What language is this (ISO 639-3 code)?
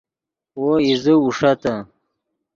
ydg